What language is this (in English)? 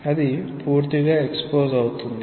Telugu